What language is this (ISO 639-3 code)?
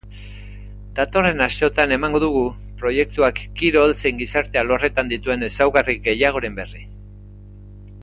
eus